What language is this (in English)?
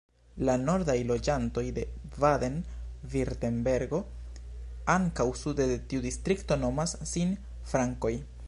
Esperanto